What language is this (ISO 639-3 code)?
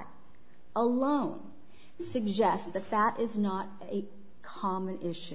eng